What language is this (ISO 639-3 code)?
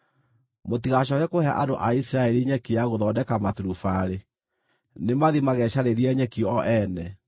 kik